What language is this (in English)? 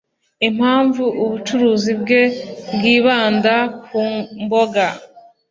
Kinyarwanda